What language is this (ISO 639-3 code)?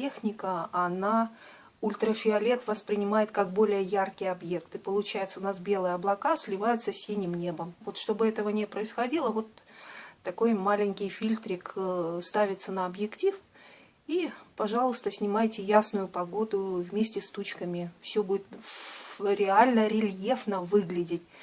rus